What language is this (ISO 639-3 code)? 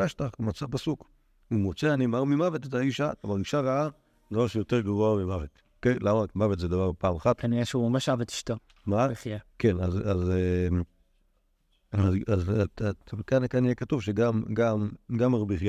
heb